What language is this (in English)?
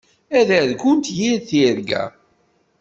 Kabyle